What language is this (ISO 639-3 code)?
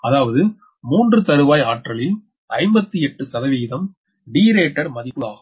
tam